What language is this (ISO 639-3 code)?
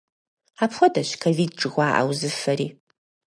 kbd